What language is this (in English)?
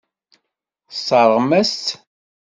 Kabyle